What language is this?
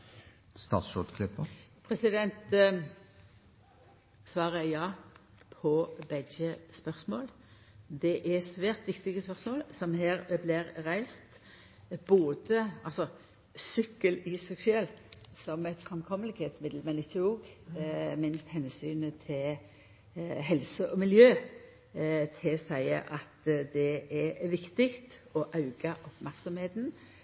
Norwegian Nynorsk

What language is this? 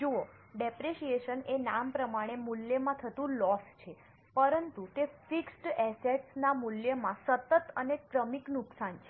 Gujarati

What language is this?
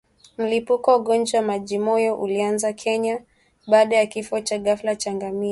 Swahili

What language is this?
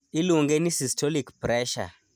Luo (Kenya and Tanzania)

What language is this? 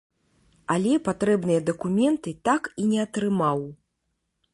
Belarusian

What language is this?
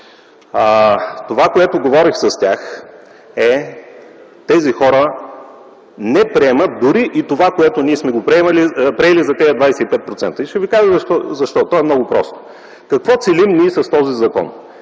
Bulgarian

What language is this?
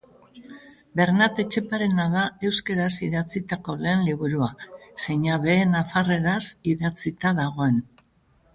Basque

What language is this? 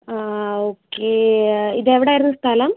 Malayalam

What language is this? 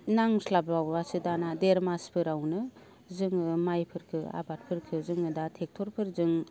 Bodo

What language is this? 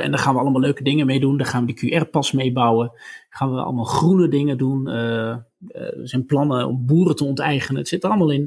Dutch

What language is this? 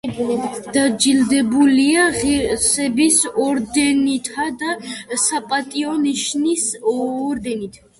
Georgian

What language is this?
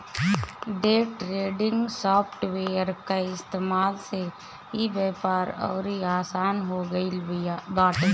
Bhojpuri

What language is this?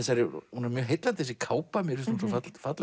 Icelandic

